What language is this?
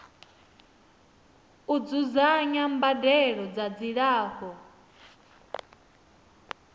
Venda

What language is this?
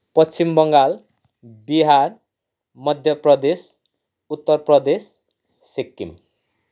Nepali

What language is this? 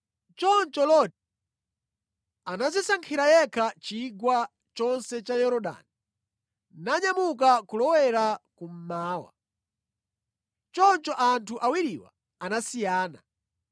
Nyanja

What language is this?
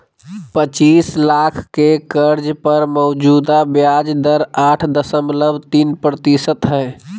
Magahi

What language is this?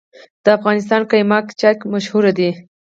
Pashto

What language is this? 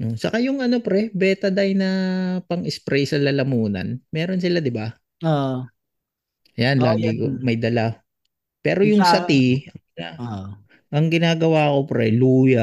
Filipino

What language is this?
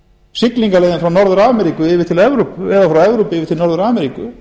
Icelandic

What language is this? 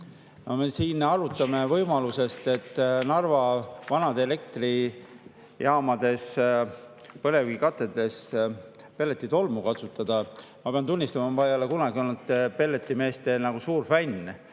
Estonian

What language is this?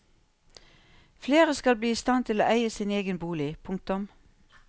Norwegian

